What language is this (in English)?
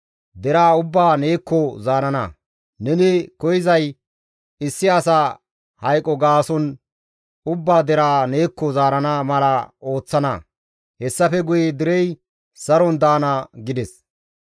Gamo